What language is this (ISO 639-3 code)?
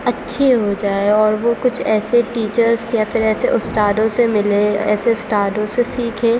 urd